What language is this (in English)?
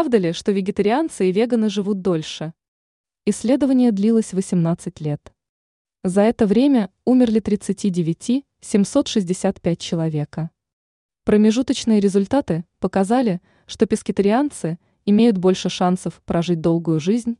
Russian